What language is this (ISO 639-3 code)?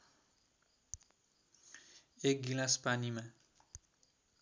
nep